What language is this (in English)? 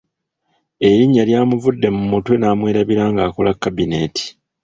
Ganda